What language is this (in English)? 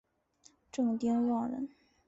Chinese